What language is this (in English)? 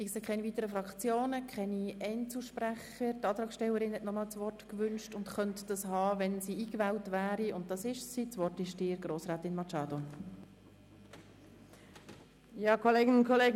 Swiss German